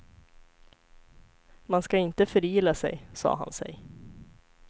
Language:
Swedish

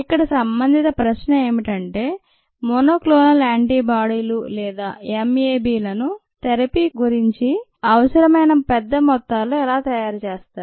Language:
Telugu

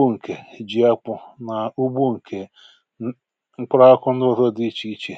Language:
Igbo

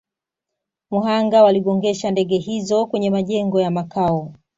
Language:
Swahili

